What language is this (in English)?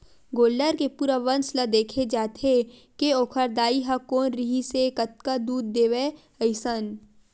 Chhattisgarhi